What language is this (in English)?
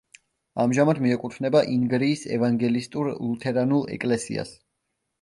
Georgian